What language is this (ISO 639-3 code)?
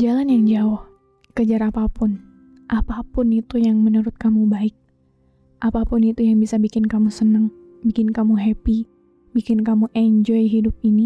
ind